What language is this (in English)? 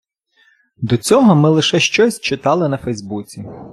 Ukrainian